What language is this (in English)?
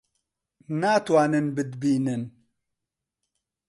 Central Kurdish